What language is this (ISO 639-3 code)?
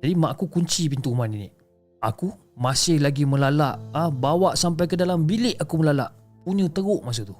msa